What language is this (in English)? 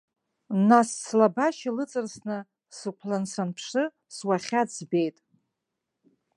Abkhazian